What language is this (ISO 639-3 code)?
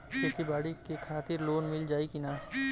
bho